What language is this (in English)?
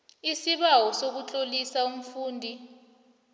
South Ndebele